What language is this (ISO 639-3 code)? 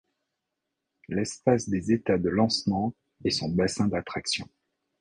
fra